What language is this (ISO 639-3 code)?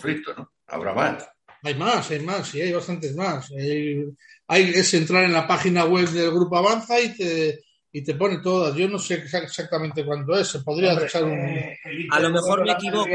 spa